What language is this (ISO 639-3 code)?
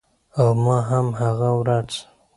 pus